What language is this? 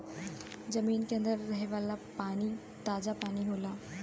Bhojpuri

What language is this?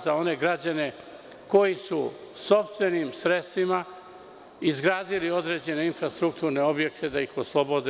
Serbian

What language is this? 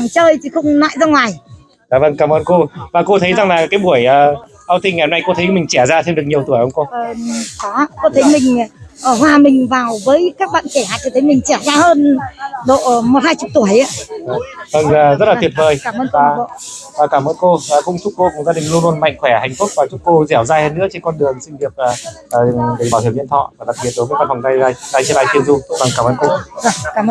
Vietnamese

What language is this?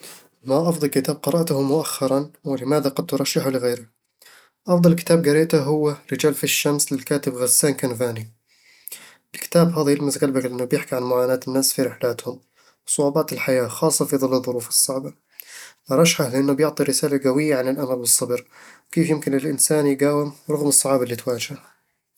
Eastern Egyptian Bedawi Arabic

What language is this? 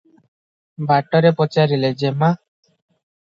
Odia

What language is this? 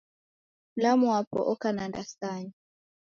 Taita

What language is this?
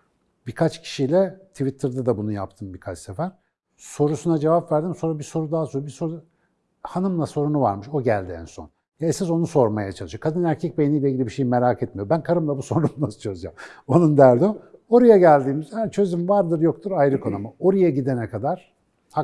Turkish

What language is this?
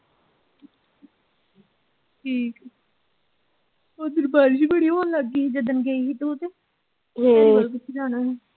Punjabi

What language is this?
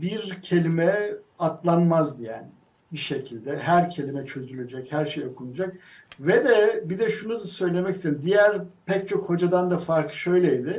Turkish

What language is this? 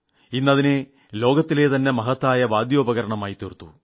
Malayalam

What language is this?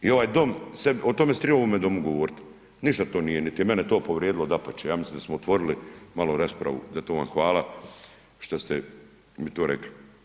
Croatian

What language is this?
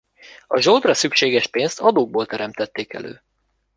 Hungarian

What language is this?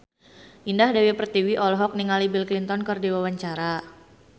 Sundanese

